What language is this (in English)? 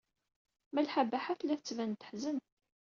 Kabyle